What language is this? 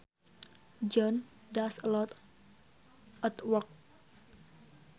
Sundanese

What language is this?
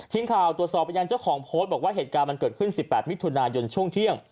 Thai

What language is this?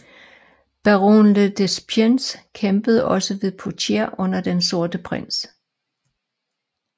Danish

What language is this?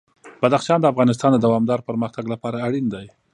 Pashto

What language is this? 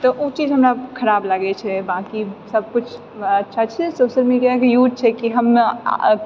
Maithili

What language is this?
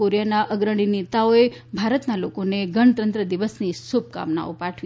Gujarati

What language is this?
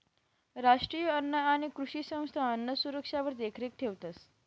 Marathi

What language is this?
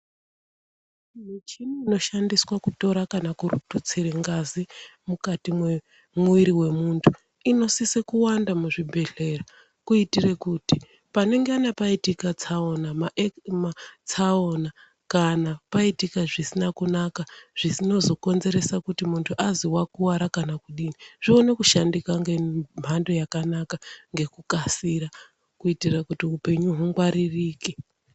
Ndau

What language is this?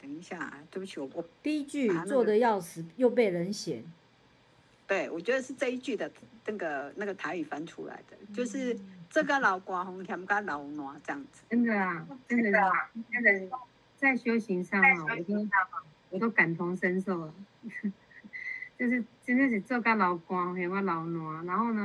Chinese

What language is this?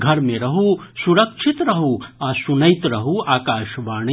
Maithili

